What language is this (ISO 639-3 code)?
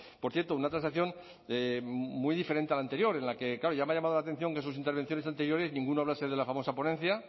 spa